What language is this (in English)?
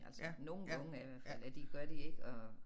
Danish